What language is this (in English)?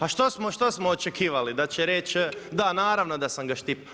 Croatian